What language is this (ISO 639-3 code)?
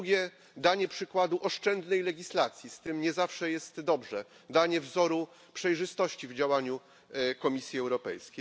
pol